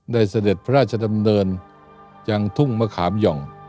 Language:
Thai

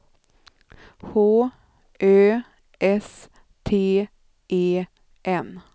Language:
Swedish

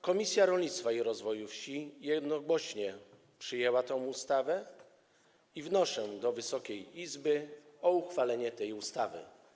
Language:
Polish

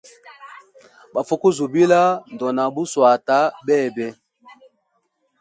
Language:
Hemba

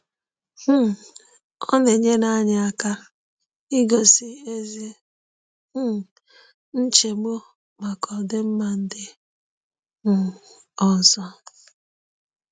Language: Igbo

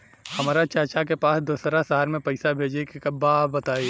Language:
Bhojpuri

